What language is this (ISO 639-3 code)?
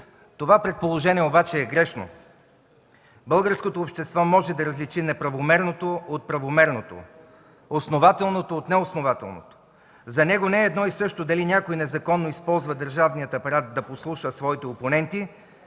bul